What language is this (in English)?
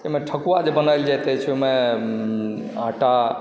Maithili